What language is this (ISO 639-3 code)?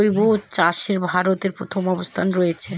ben